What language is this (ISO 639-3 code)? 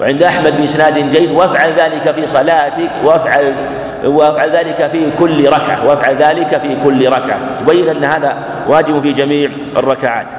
ara